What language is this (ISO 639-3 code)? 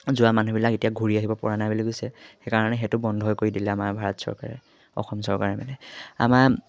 asm